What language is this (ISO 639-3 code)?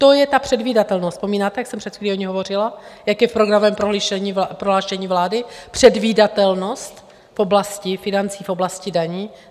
ces